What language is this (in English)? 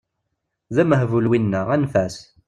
Kabyle